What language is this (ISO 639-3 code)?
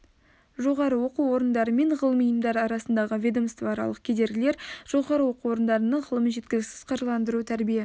kaz